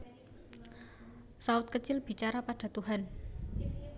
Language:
Javanese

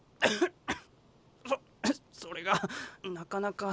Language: Japanese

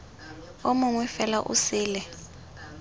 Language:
Tswana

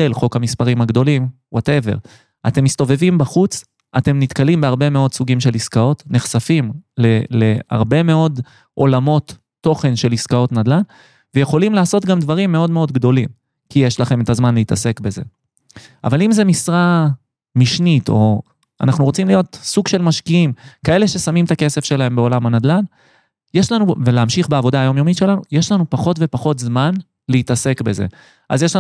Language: Hebrew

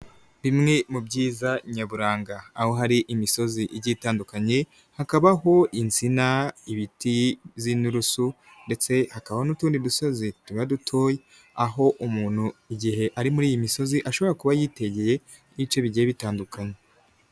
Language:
Kinyarwanda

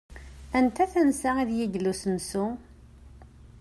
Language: Kabyle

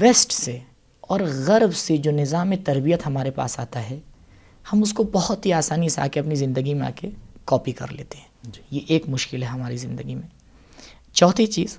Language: Urdu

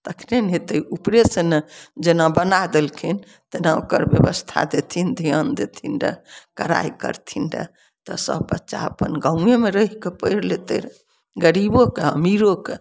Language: Maithili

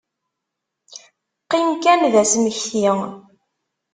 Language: Kabyle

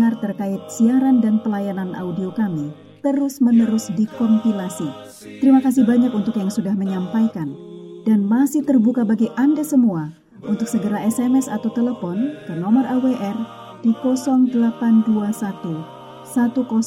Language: Indonesian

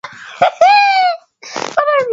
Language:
Swahili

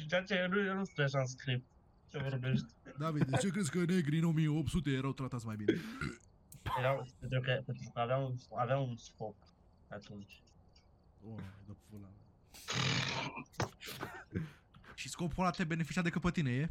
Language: Romanian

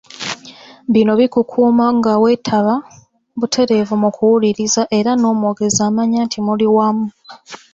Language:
Ganda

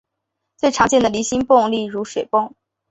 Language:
Chinese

